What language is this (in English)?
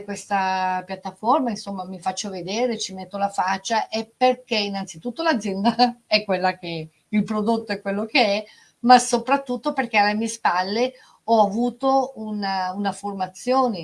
Italian